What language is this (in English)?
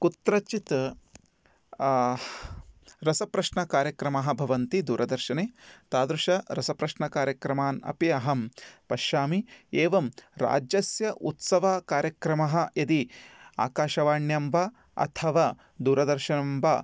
Sanskrit